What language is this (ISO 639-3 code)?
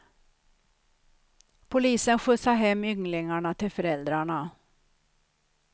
swe